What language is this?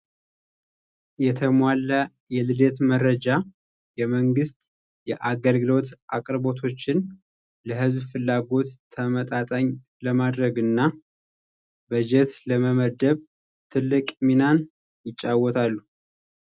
Amharic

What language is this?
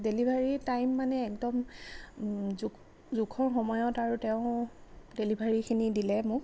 Assamese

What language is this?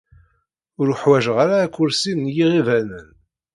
Kabyle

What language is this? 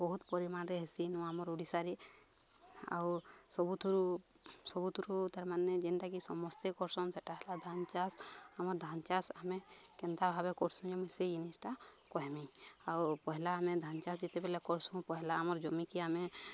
Odia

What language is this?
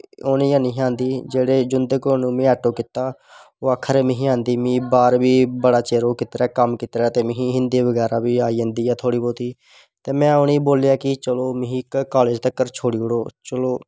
Dogri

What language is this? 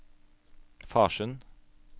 Norwegian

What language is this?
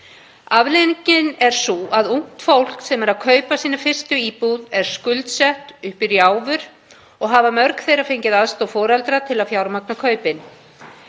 Icelandic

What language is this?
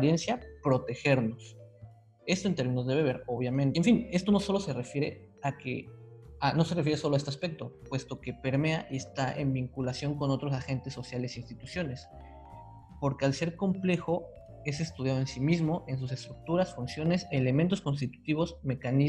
Spanish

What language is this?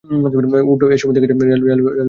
Bangla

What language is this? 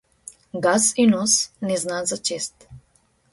Macedonian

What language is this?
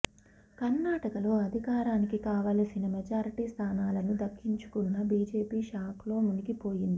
Telugu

